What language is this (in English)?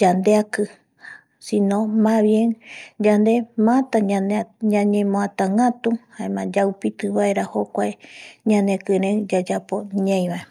Eastern Bolivian Guaraní